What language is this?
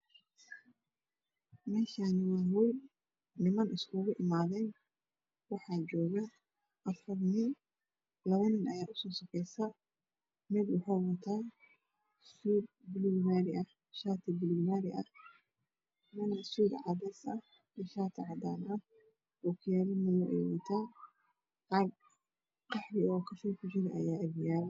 Somali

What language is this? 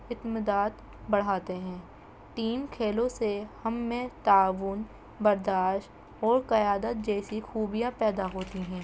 Urdu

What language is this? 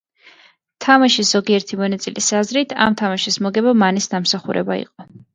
Georgian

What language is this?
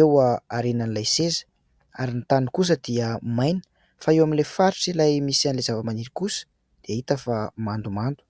Malagasy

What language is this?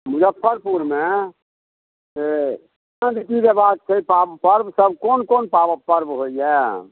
Maithili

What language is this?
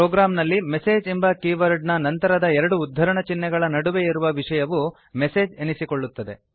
Kannada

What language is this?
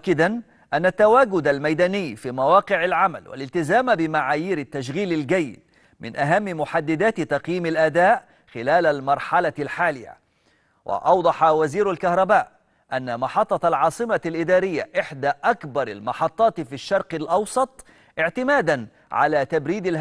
Arabic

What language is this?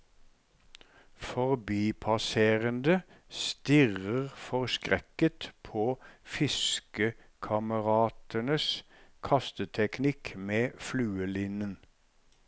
Norwegian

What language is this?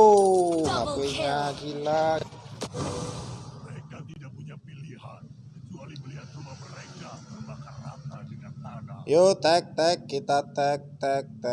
Indonesian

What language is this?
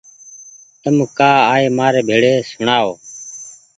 Goaria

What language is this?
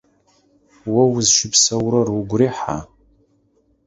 Adyghe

